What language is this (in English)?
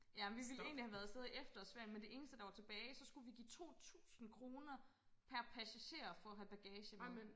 Danish